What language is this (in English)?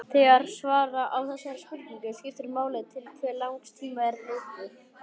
Icelandic